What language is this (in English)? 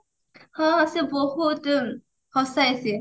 Odia